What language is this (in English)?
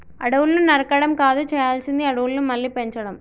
Telugu